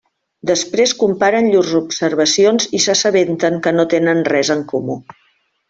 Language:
Catalan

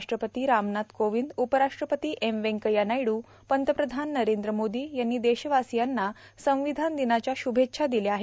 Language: Marathi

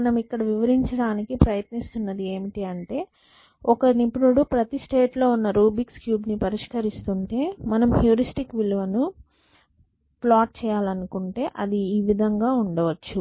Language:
Telugu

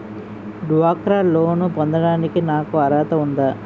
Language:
Telugu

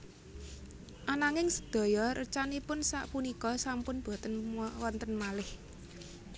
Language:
Javanese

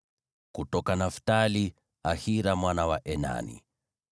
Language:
Swahili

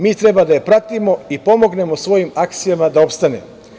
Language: Serbian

